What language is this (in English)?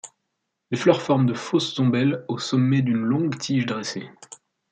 French